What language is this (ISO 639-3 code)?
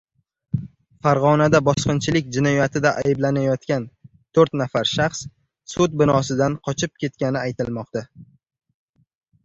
uzb